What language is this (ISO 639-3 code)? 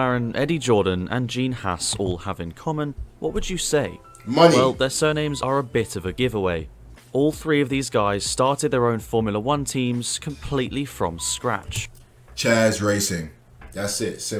eng